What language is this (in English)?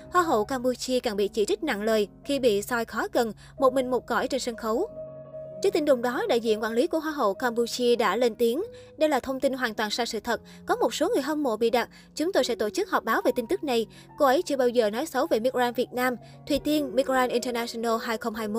Vietnamese